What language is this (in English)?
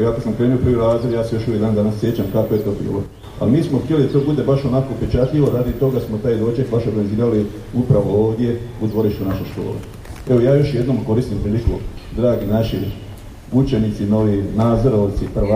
Croatian